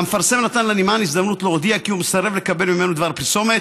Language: Hebrew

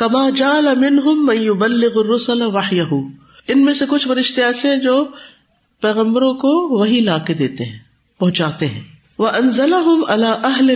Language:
Urdu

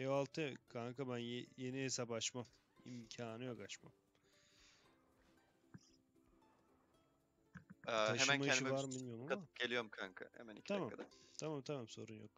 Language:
Turkish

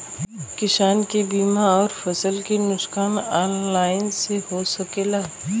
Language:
Bhojpuri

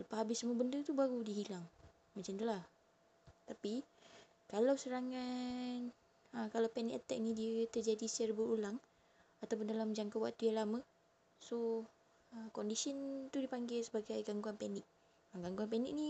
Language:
Malay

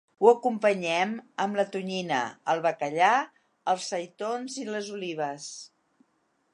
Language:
Catalan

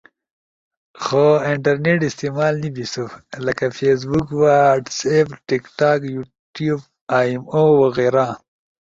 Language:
Ushojo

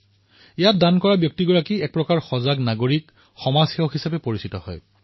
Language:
Assamese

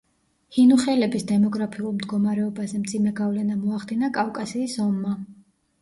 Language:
Georgian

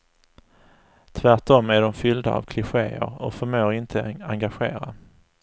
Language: Swedish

